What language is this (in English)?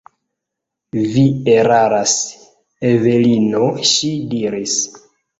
Esperanto